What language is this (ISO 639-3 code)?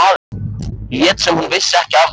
isl